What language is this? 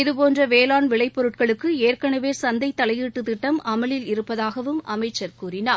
Tamil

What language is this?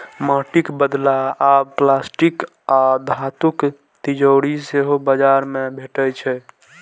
Maithili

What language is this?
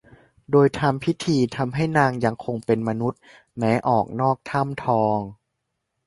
Thai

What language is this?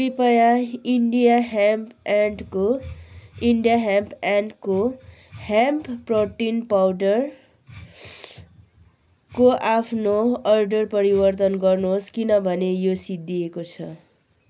Nepali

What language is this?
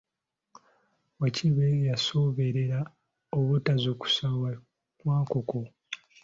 Ganda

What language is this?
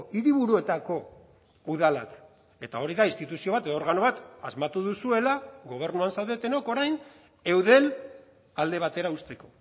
Basque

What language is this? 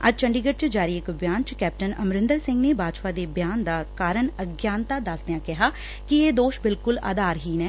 Punjabi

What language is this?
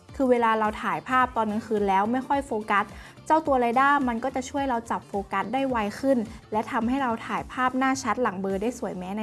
Thai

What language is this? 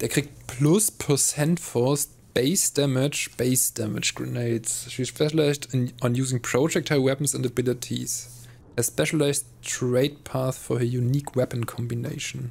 German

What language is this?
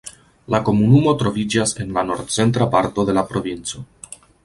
Esperanto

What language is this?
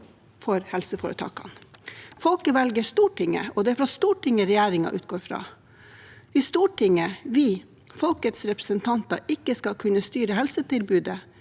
Norwegian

